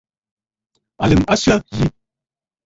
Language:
Bafut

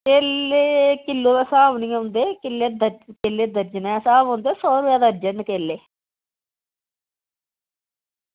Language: Dogri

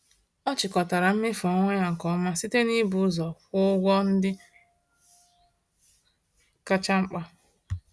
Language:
Igbo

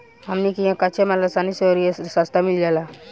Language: Bhojpuri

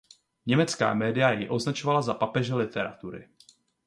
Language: Czech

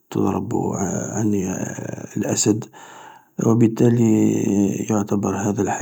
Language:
Algerian Arabic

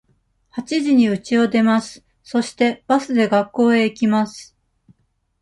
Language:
Japanese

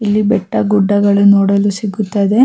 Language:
Kannada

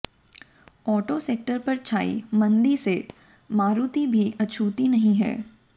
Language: Hindi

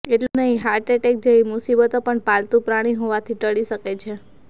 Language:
Gujarati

